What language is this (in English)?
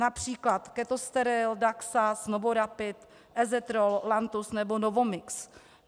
Czech